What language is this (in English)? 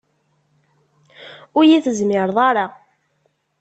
Kabyle